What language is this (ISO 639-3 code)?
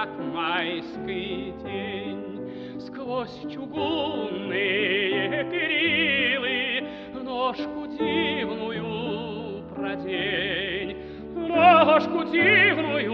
ara